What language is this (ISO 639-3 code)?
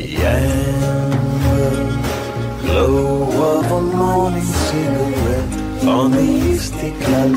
tur